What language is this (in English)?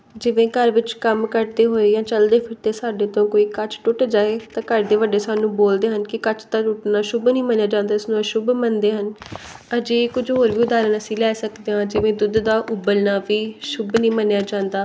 Punjabi